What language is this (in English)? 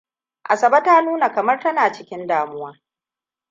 Hausa